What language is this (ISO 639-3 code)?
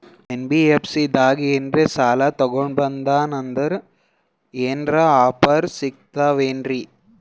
kan